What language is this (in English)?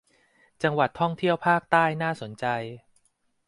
Thai